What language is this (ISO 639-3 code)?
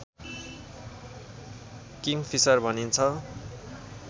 nep